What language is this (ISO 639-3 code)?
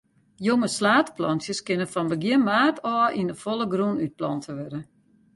fry